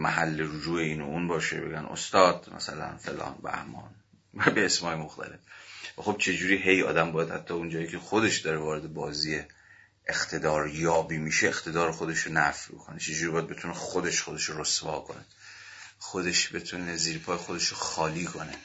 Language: Persian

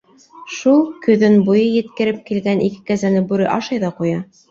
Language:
Bashkir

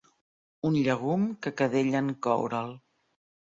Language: Catalan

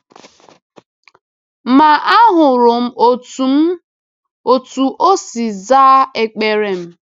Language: Igbo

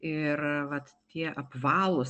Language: Lithuanian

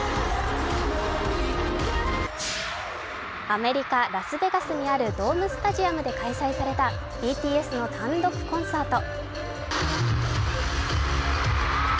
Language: Japanese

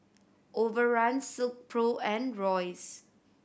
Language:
English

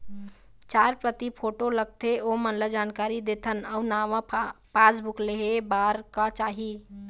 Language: Chhattisgarhi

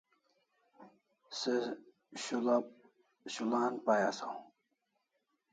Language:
Kalasha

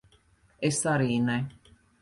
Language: Latvian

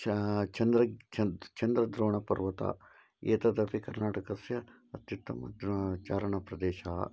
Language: Sanskrit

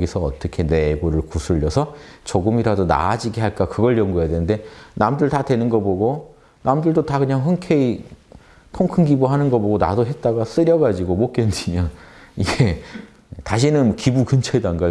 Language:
Korean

